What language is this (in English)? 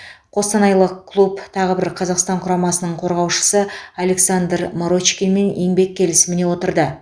Kazakh